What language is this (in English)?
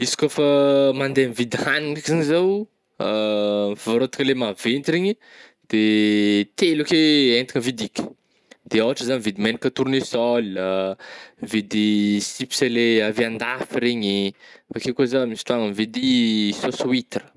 Northern Betsimisaraka Malagasy